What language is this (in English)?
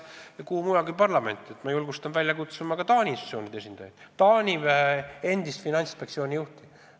Estonian